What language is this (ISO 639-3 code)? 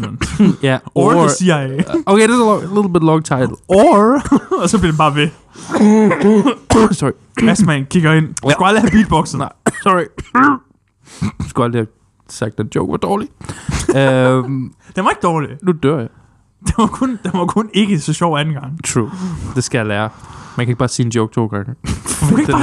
dan